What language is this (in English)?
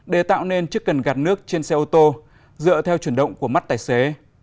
Vietnamese